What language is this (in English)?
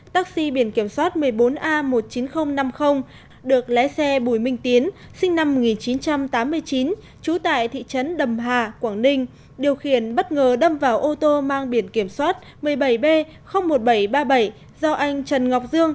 Vietnamese